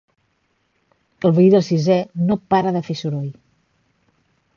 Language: Catalan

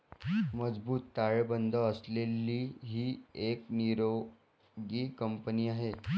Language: Marathi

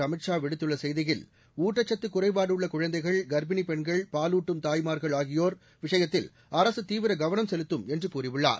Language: Tamil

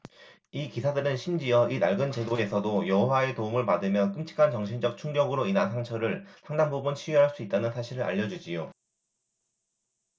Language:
Korean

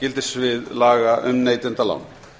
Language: Icelandic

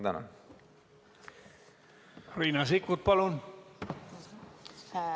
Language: Estonian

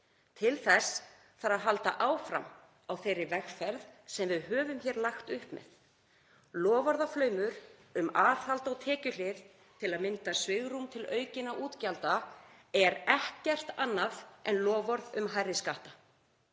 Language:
Icelandic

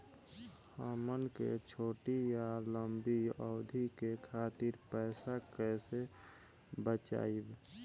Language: Bhojpuri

